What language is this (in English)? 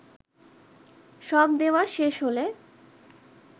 Bangla